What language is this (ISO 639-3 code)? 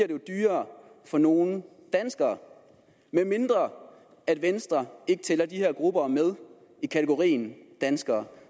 dan